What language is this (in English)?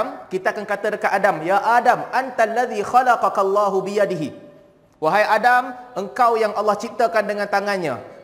Malay